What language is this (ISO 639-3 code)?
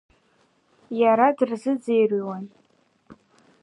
abk